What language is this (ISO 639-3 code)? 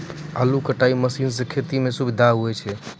mai